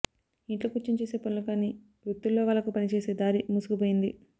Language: Telugu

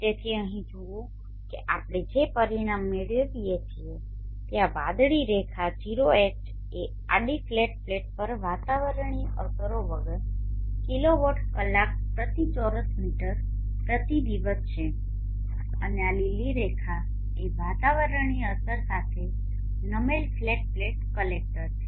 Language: Gujarati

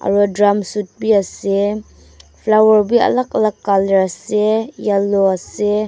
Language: Naga Pidgin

